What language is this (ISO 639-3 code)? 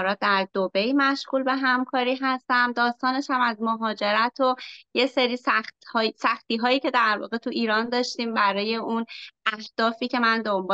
fas